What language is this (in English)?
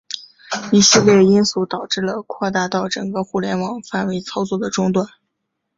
Chinese